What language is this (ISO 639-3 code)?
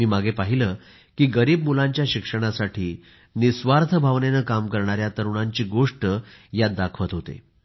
mar